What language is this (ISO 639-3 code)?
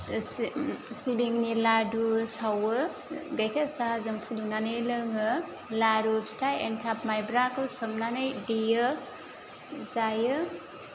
brx